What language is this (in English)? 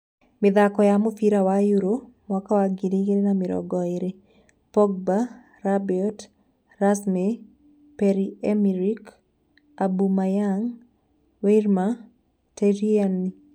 Kikuyu